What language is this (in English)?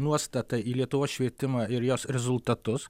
Lithuanian